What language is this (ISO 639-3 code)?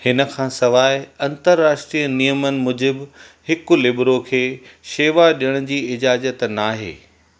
snd